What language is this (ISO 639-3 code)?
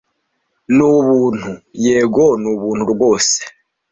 kin